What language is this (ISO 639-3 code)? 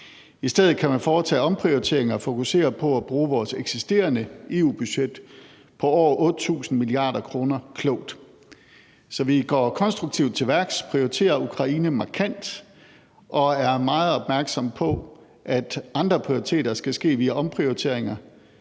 dan